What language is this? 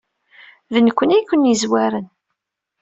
Kabyle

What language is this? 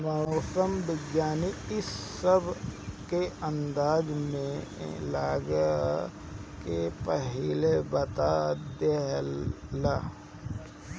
Bhojpuri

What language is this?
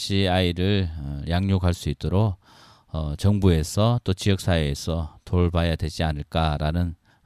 Korean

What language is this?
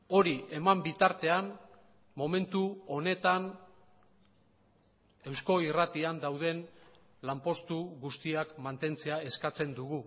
Basque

